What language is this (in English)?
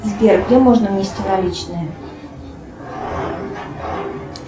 Russian